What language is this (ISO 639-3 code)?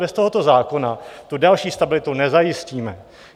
ces